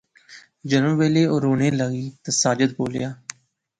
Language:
Pahari-Potwari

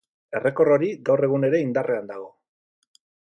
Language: Basque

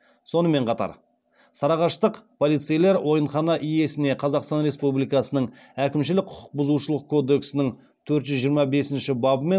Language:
Kazakh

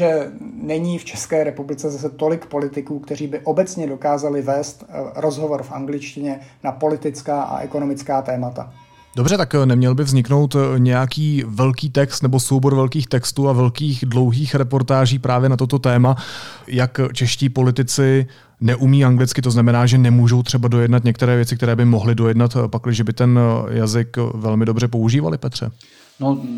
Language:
Czech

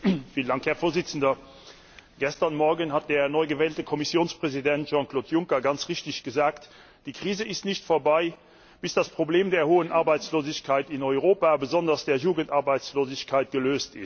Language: German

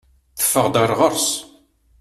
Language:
Kabyle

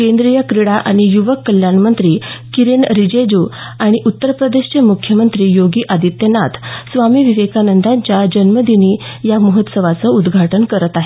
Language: Marathi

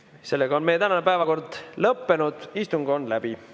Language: Estonian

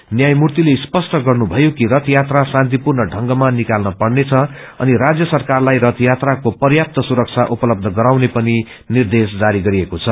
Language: Nepali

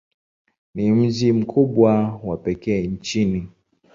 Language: Swahili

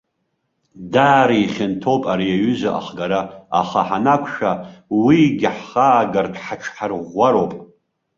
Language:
Abkhazian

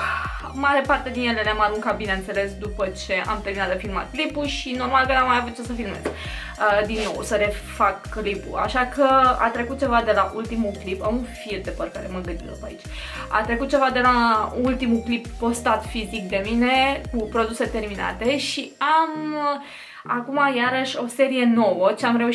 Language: Romanian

